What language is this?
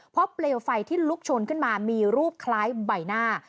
Thai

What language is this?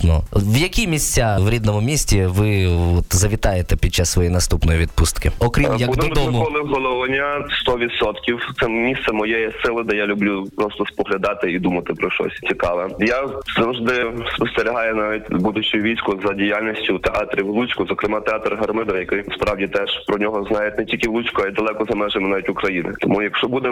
Ukrainian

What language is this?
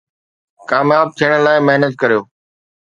Sindhi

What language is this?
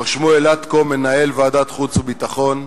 Hebrew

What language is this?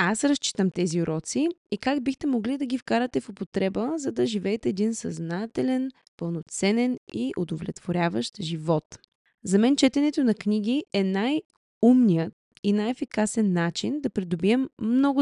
Bulgarian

